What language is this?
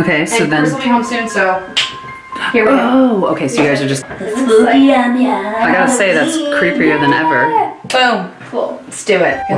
Portuguese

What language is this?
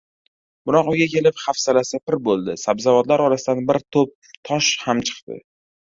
Uzbek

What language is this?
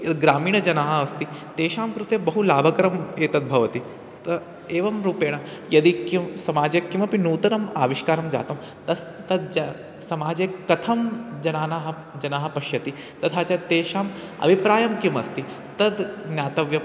Sanskrit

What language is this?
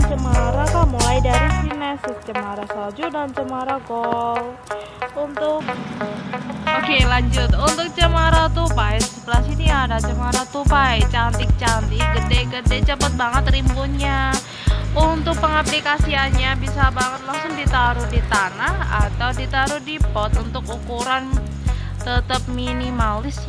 Indonesian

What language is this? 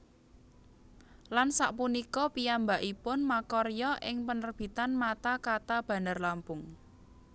Javanese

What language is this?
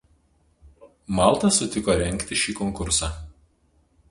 Lithuanian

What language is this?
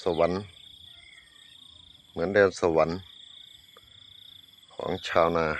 Thai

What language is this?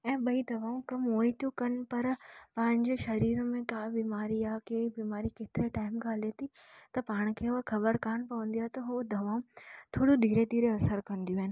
Sindhi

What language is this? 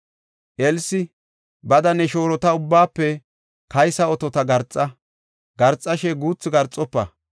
Gofa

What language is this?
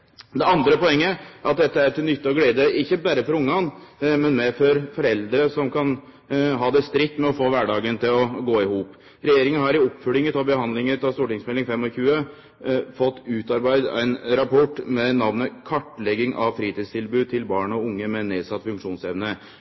Norwegian Nynorsk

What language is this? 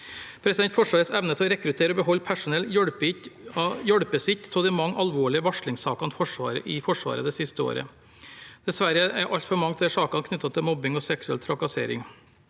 Norwegian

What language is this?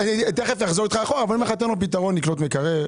Hebrew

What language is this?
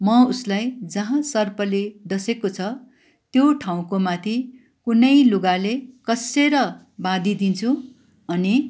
Nepali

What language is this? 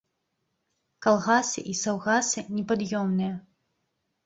Belarusian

